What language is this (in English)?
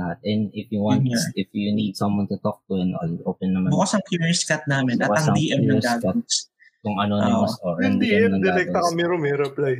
Filipino